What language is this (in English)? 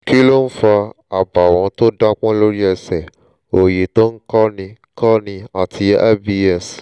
Yoruba